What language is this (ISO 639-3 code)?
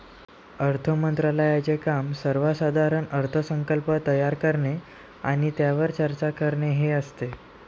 mar